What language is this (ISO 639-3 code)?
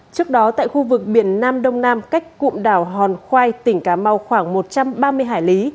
vie